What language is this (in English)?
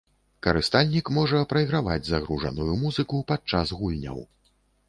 Belarusian